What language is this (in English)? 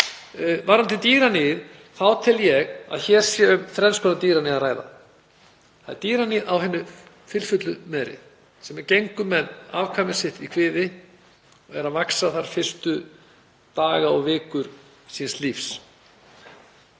Icelandic